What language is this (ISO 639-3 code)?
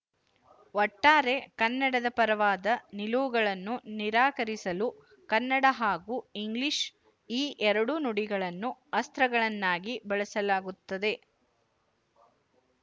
kan